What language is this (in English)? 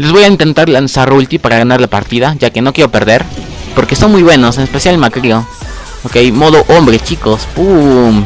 Spanish